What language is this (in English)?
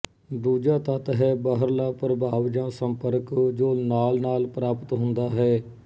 Punjabi